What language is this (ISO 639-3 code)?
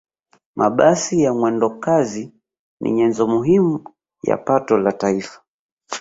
swa